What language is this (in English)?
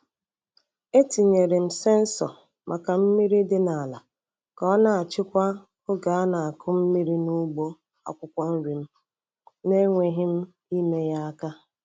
Igbo